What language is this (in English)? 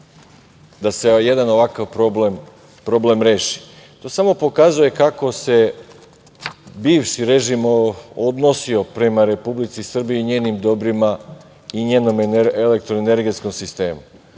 Serbian